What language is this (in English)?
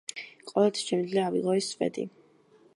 Georgian